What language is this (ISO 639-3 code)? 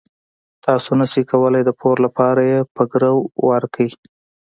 pus